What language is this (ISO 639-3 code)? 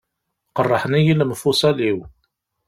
kab